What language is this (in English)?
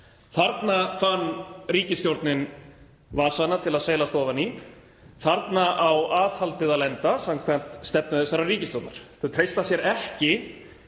Icelandic